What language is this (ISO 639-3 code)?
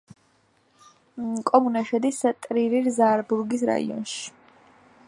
kat